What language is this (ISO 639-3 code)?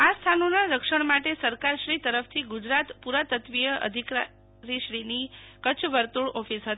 guj